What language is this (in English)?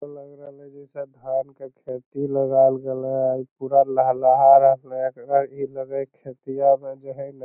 Magahi